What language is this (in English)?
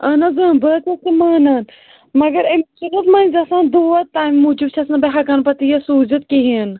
Kashmiri